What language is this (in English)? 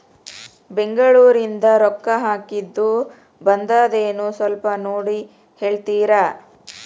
Kannada